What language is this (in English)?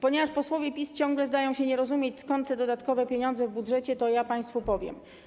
Polish